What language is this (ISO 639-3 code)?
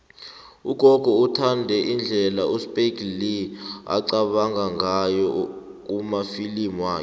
nbl